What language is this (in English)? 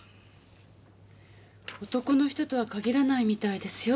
Japanese